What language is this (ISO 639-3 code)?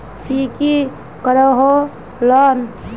mag